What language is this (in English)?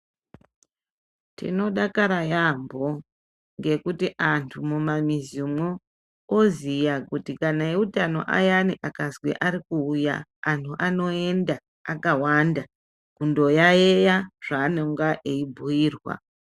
Ndau